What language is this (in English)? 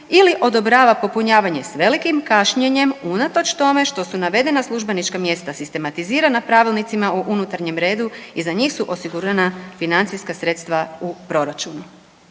Croatian